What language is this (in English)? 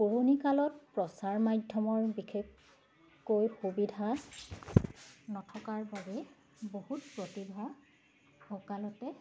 Assamese